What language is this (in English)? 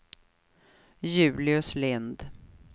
Swedish